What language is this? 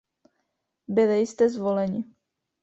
Czech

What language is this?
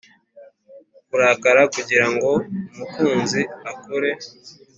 Kinyarwanda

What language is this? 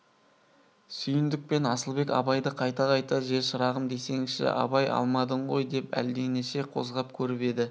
Kazakh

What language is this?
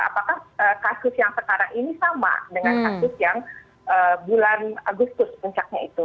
Indonesian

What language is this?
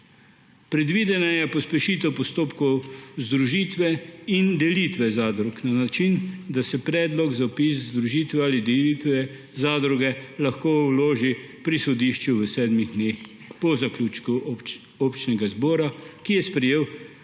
Slovenian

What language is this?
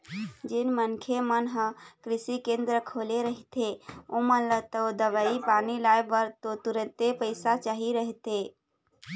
Chhattisgarhi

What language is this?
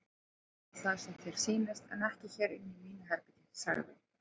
Icelandic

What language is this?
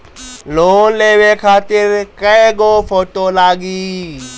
Bhojpuri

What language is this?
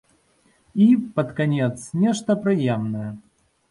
Belarusian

